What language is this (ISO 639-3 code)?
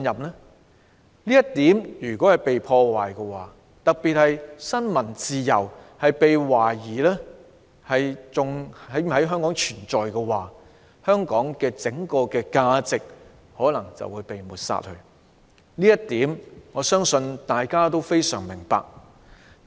yue